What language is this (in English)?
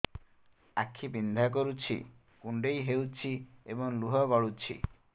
Odia